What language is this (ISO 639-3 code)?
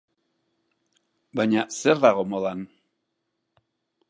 eus